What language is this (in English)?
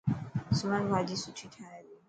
Dhatki